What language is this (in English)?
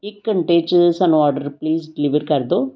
Punjabi